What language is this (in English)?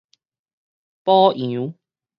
Min Nan Chinese